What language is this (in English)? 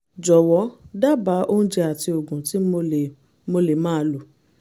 Yoruba